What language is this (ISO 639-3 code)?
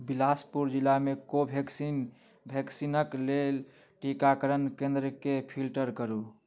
mai